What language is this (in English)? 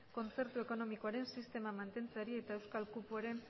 Basque